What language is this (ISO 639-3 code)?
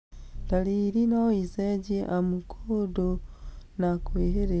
kik